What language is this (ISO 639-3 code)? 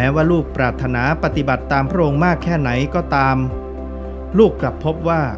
tha